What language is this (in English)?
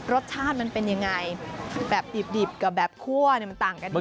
Thai